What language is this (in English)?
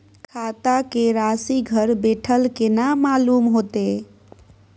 Maithili